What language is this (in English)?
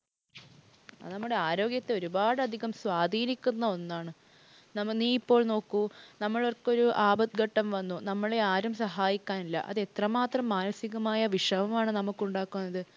Malayalam